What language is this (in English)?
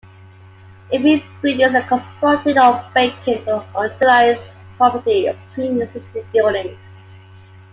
English